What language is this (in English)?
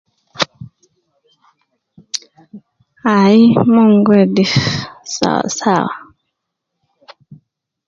Nubi